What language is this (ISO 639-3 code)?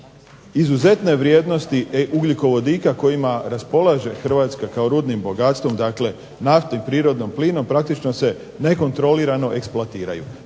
hrv